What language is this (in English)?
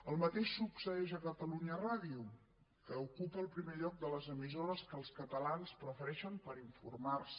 Catalan